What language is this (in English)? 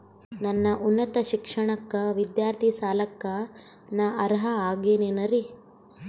Kannada